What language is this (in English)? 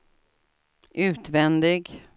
Swedish